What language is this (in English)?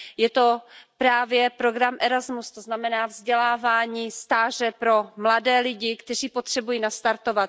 Czech